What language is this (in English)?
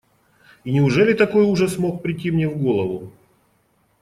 Russian